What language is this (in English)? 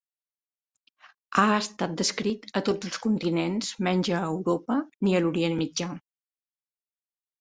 Catalan